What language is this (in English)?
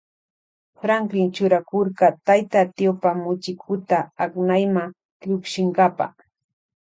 Loja Highland Quichua